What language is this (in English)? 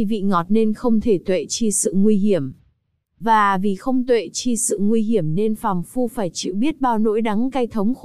Vietnamese